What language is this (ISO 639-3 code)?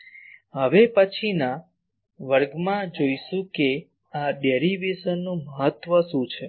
guj